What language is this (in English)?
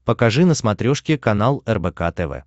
Russian